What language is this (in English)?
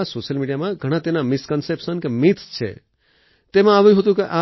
Gujarati